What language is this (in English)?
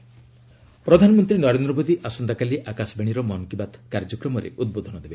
Odia